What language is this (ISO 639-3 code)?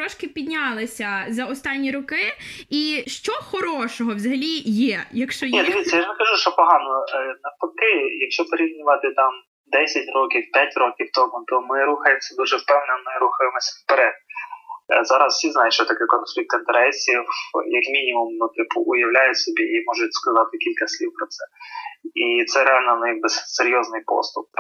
ukr